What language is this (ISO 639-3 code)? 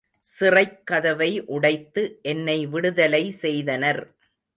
tam